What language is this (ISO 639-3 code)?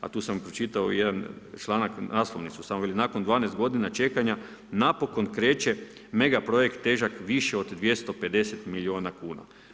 hrv